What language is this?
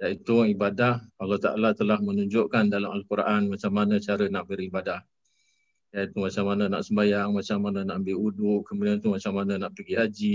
Malay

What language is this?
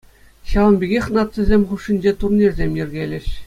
Chuvash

